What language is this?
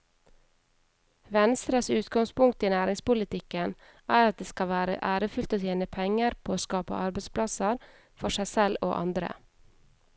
Norwegian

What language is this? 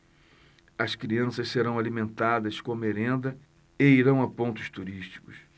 Portuguese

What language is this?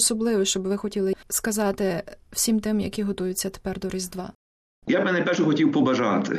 Ukrainian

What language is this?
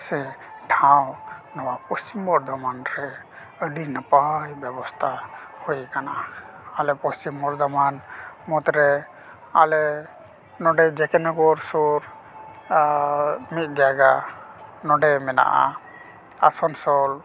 Santali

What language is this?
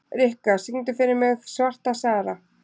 Icelandic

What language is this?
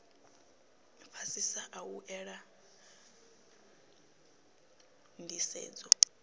Venda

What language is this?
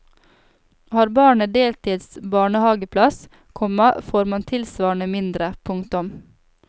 Norwegian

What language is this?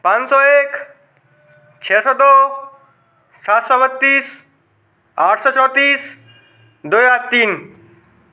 Hindi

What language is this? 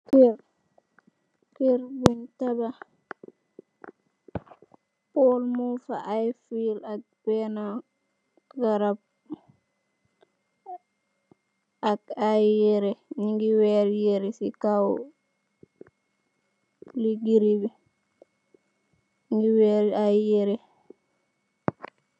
Wolof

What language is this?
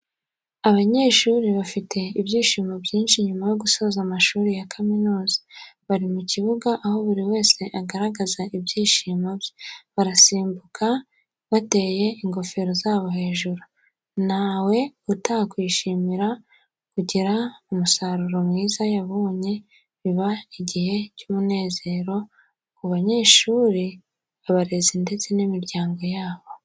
Kinyarwanda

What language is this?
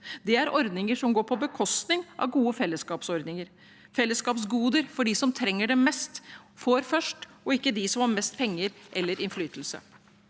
Norwegian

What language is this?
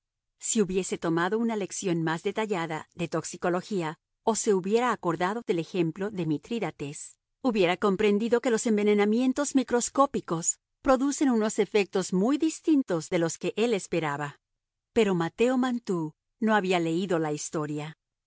Spanish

